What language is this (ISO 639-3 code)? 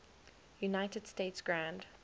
eng